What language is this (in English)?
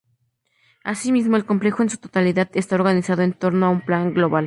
Spanish